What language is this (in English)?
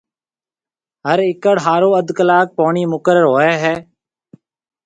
Marwari (Pakistan)